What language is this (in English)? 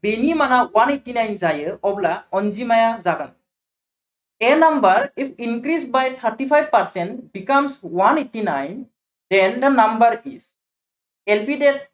Assamese